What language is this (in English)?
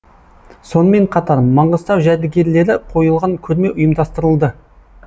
Kazakh